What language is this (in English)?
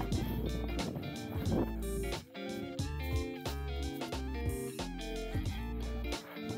Japanese